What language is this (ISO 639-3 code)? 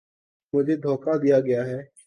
urd